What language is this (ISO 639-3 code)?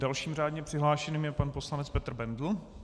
ces